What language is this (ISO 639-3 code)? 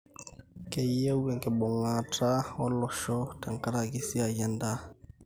mas